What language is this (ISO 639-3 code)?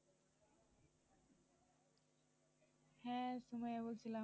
ben